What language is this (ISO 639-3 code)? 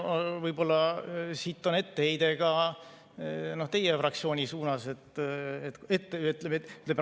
est